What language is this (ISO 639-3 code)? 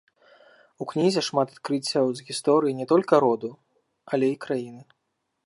bel